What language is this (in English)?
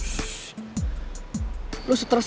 Indonesian